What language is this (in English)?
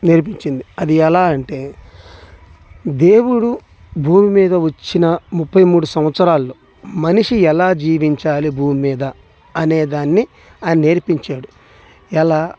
Telugu